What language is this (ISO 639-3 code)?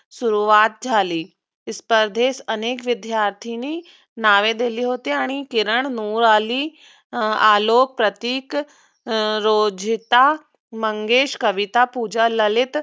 mar